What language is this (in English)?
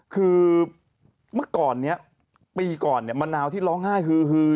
Thai